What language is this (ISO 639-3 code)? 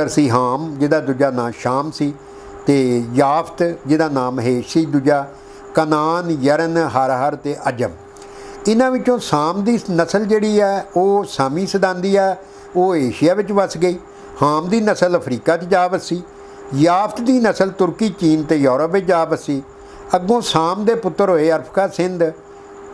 hin